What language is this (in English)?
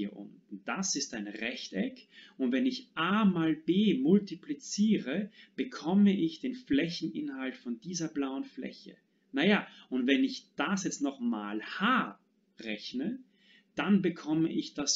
German